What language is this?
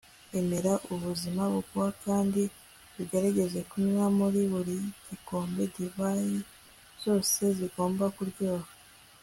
Kinyarwanda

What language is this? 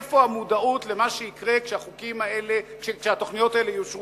Hebrew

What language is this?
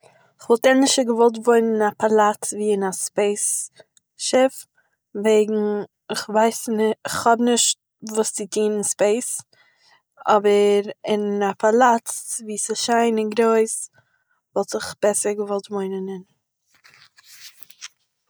Yiddish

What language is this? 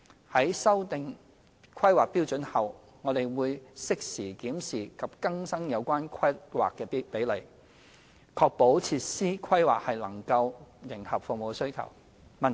Cantonese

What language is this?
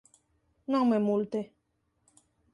Galician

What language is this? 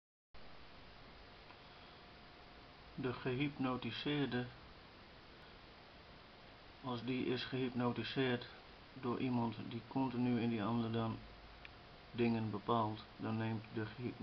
Dutch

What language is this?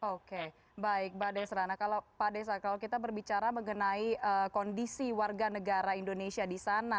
Indonesian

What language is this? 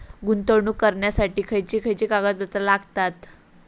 Marathi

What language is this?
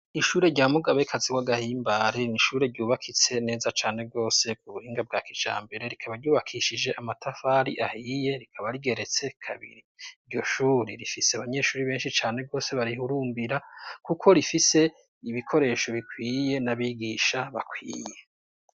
Rundi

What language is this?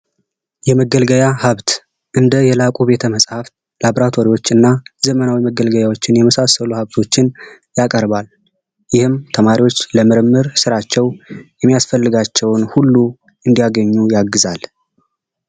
Amharic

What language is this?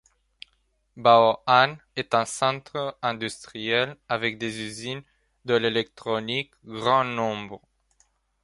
French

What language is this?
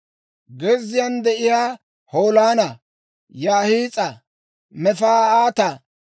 Dawro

